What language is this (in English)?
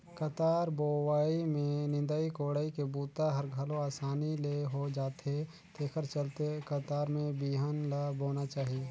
Chhattisgarhi